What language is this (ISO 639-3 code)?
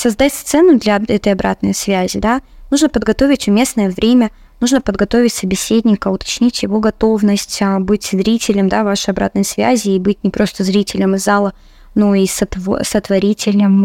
rus